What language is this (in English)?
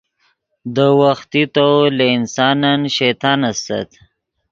Yidgha